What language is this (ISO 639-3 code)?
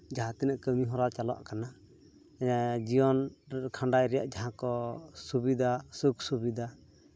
sat